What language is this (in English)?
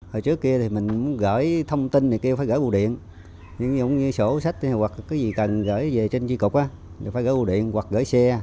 Vietnamese